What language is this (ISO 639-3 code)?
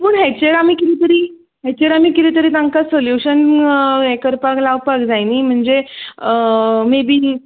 kok